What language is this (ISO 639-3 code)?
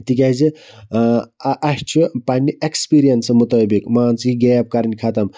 kas